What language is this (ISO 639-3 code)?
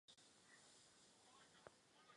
ces